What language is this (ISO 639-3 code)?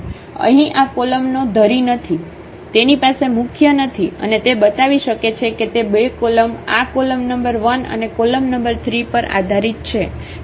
guj